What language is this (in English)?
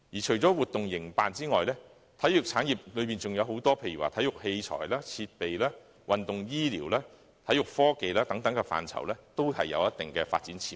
Cantonese